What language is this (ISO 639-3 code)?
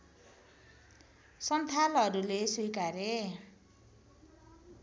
nep